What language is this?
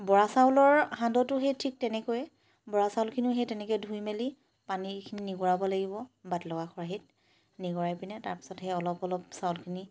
Assamese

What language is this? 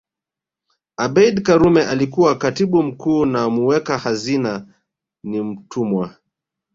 Swahili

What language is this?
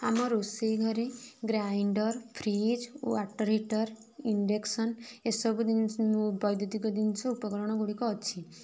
Odia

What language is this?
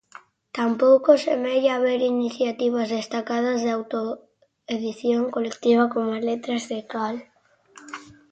Galician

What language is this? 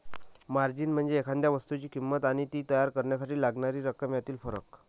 Marathi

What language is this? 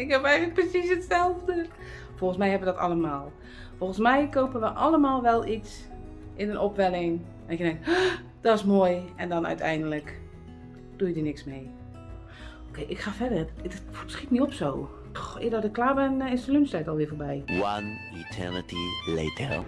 Dutch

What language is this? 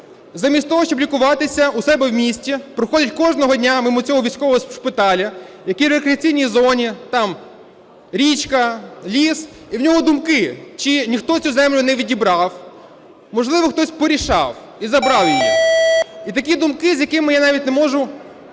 Ukrainian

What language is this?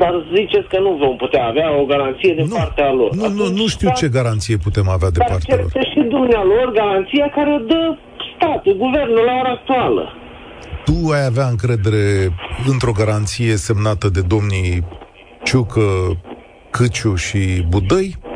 Romanian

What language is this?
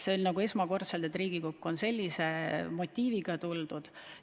Estonian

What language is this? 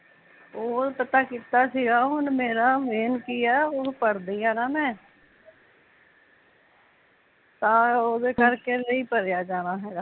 Punjabi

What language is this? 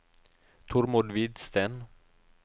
Norwegian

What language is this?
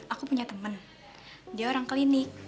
Indonesian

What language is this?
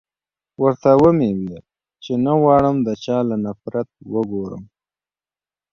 Pashto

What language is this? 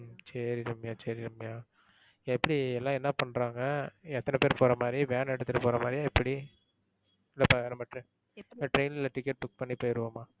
Tamil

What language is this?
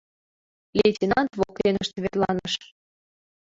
Mari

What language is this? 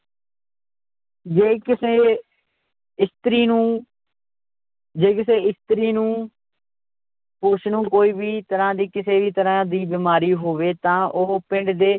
Punjabi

